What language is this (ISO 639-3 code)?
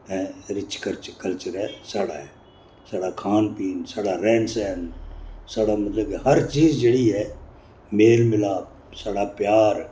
doi